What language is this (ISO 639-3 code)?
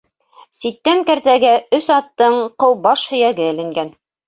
bak